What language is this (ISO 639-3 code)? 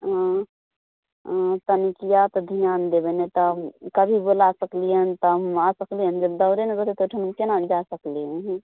mai